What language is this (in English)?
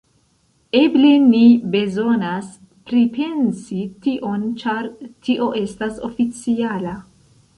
Esperanto